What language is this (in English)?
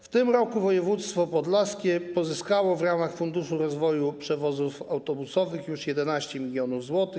Polish